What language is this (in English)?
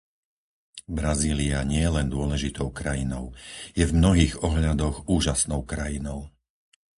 Slovak